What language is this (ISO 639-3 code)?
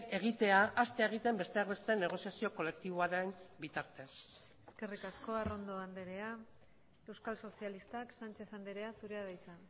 eus